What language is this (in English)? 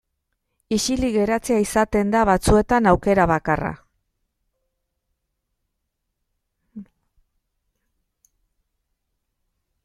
Basque